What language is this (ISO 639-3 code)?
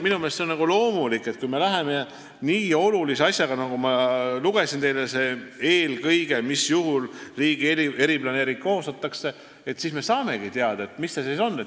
est